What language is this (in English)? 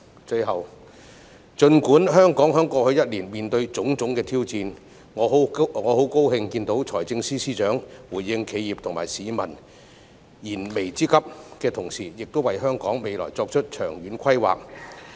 Cantonese